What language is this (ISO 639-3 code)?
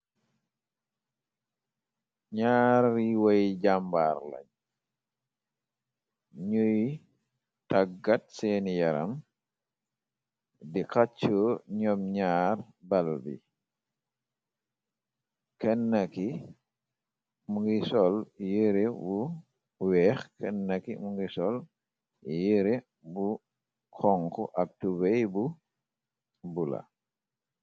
wol